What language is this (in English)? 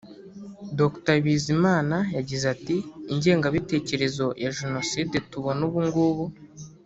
Kinyarwanda